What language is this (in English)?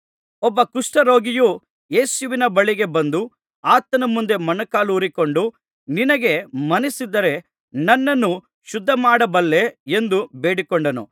Kannada